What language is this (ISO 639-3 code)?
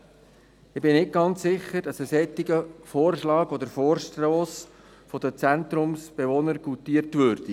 gsw